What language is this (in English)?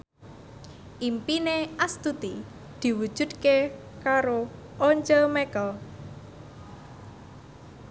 Javanese